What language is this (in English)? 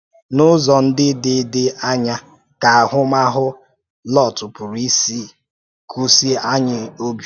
Igbo